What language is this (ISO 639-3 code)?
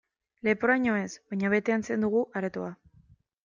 eus